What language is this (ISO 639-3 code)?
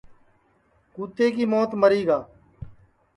ssi